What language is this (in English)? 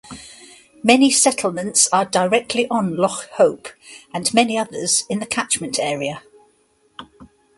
English